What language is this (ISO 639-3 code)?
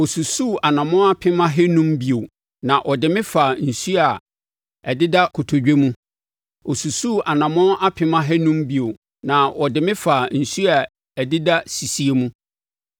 aka